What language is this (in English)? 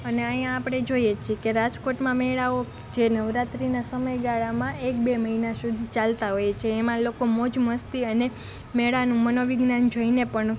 Gujarati